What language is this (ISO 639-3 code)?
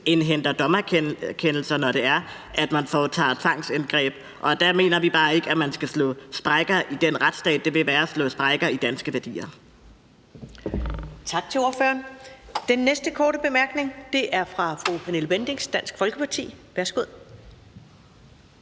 dan